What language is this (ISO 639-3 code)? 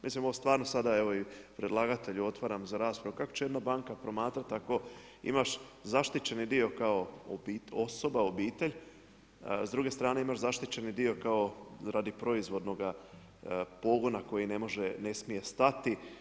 hrv